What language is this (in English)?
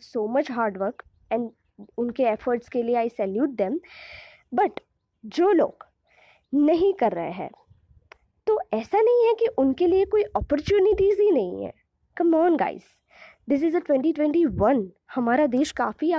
Hindi